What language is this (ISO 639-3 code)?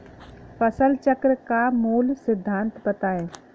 hin